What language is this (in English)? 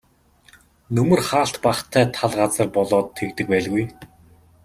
Mongolian